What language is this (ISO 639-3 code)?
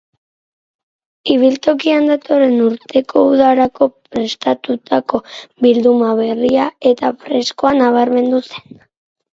eus